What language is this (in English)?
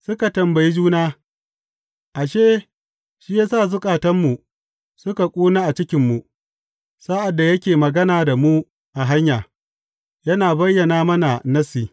Hausa